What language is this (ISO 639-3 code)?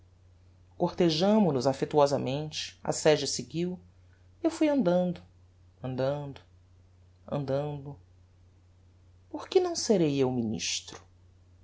por